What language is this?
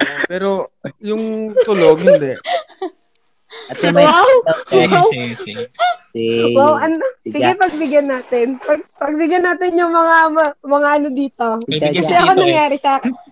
Filipino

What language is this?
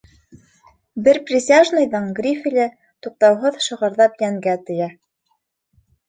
Bashkir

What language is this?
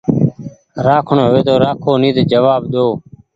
Goaria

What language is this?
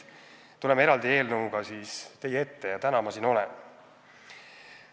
Estonian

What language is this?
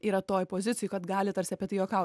Lithuanian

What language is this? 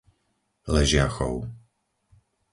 Slovak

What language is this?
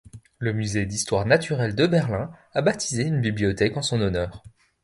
French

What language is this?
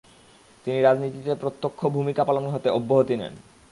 Bangla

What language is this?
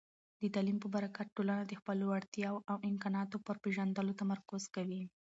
Pashto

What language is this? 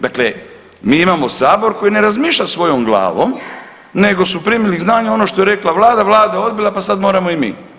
Croatian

